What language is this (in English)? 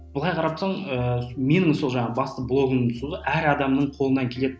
Kazakh